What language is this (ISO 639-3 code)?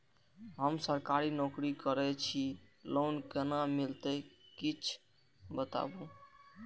mai